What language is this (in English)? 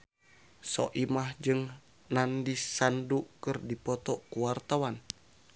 Sundanese